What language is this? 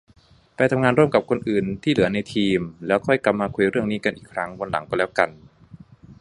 Thai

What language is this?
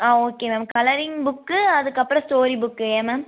Tamil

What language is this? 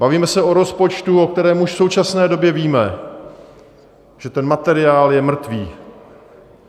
Czech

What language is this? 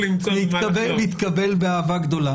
Hebrew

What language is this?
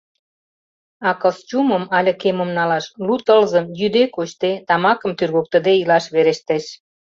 Mari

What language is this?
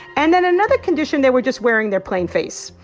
English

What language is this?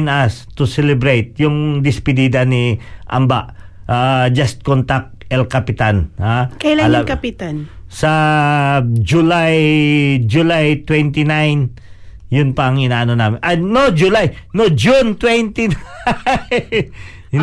Filipino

